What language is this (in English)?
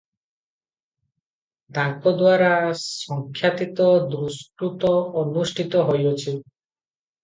Odia